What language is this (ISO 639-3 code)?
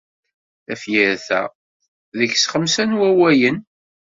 kab